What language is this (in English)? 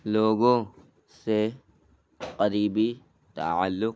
Urdu